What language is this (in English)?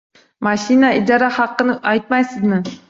Uzbek